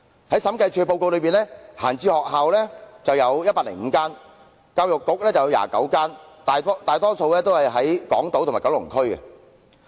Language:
Cantonese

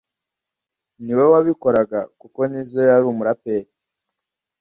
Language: Kinyarwanda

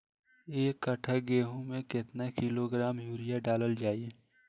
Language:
Bhojpuri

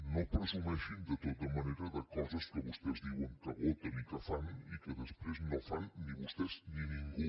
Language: Catalan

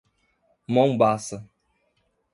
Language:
Portuguese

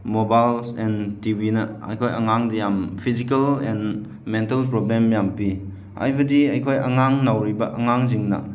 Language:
Manipuri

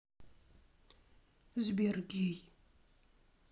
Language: Russian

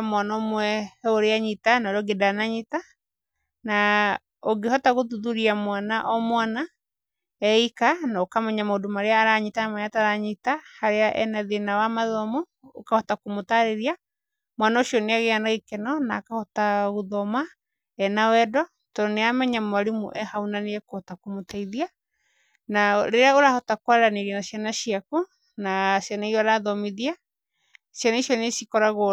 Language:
Kikuyu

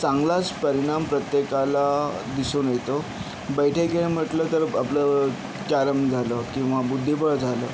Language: Marathi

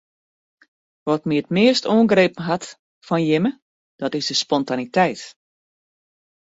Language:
Western Frisian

